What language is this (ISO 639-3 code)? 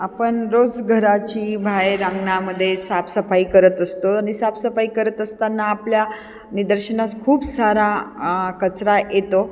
mar